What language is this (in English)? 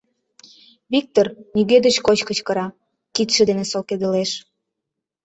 Mari